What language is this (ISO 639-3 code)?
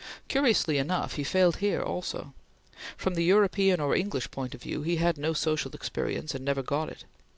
eng